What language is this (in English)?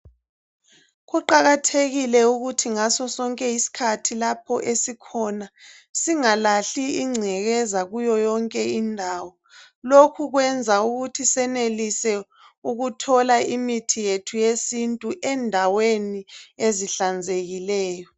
North Ndebele